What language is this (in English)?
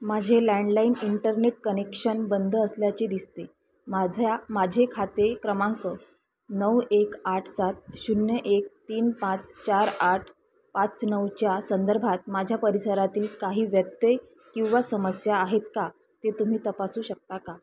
Marathi